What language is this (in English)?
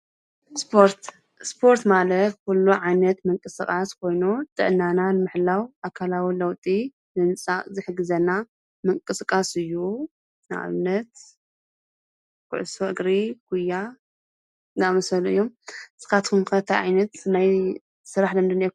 Tigrinya